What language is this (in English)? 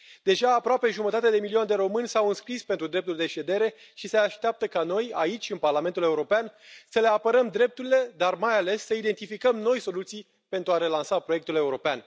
Romanian